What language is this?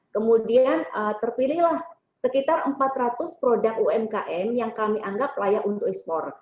Indonesian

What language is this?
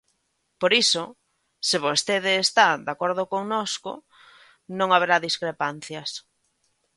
Galician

